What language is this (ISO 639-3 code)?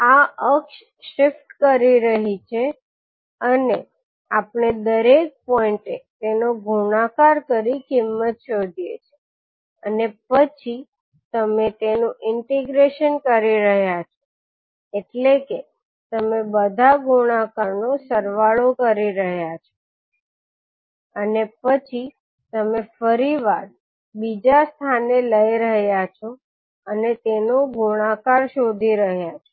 guj